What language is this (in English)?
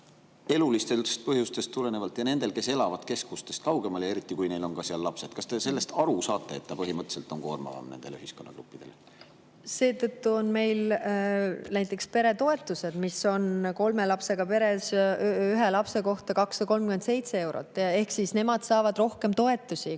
Estonian